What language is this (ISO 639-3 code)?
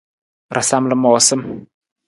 nmz